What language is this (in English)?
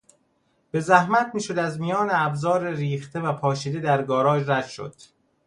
Persian